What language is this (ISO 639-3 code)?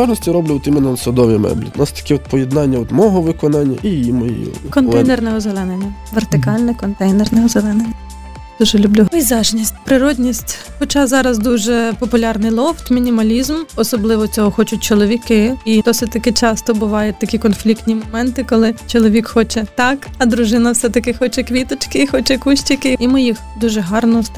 ukr